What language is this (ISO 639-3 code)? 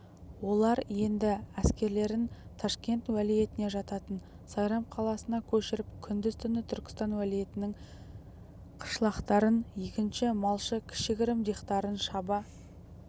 kaz